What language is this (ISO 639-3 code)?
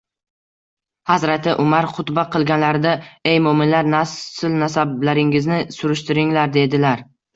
uzb